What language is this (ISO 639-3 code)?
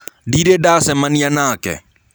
kik